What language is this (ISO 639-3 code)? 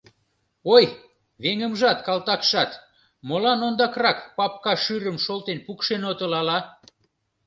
chm